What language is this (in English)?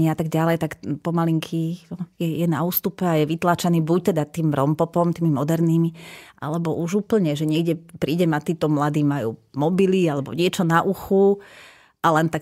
Slovak